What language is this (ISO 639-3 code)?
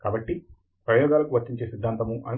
tel